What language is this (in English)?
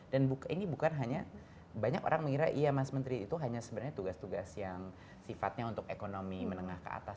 Indonesian